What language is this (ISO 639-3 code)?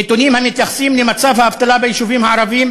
heb